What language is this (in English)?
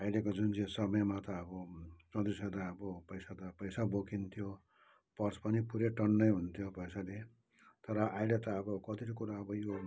Nepali